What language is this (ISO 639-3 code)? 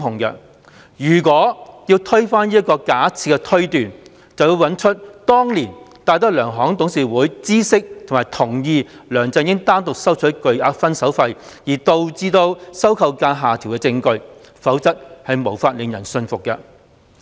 yue